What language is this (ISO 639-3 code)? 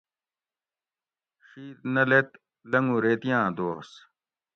gwc